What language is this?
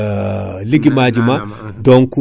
Fula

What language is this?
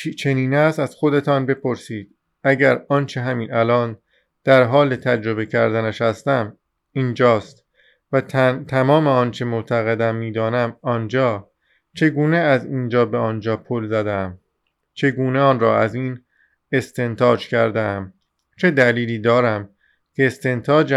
Persian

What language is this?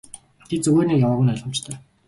Mongolian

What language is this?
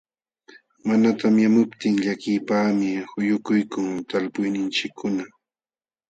Jauja Wanca Quechua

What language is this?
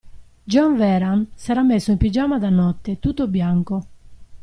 Italian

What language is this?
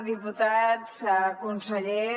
Catalan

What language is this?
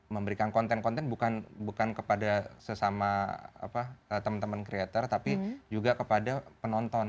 Indonesian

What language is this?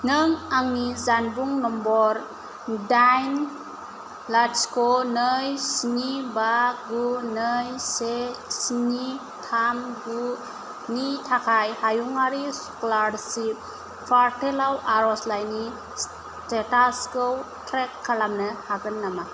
Bodo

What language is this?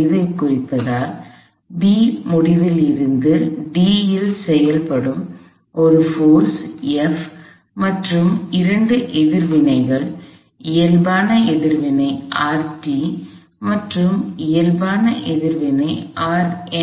Tamil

